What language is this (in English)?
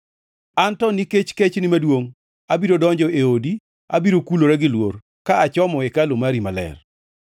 Luo (Kenya and Tanzania)